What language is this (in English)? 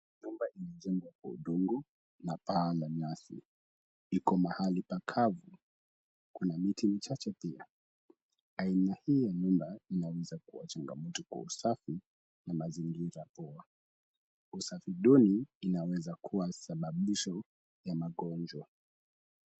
Swahili